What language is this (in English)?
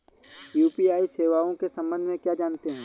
Hindi